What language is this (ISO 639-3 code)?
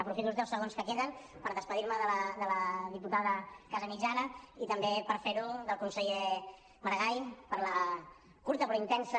cat